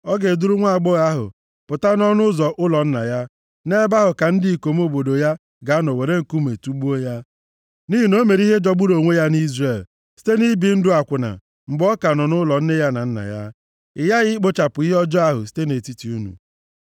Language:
Igbo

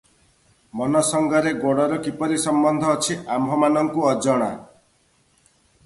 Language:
Odia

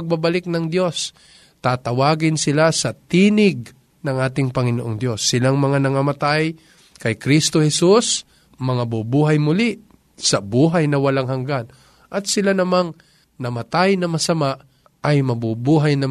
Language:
Filipino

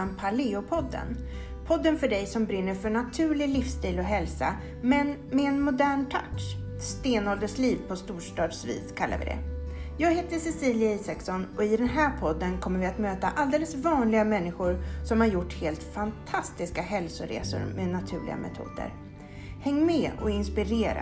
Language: Swedish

